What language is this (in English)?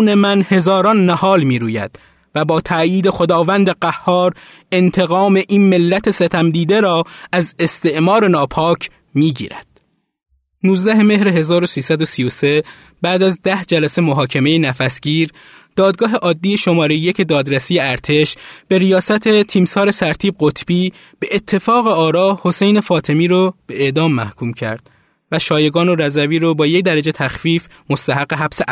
Persian